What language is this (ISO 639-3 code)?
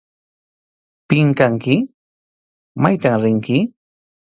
qxu